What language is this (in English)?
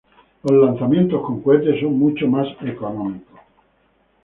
Spanish